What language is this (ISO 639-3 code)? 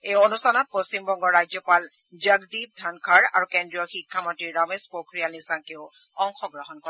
asm